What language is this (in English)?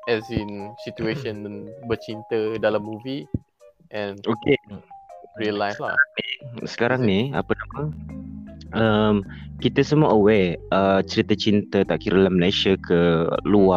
Malay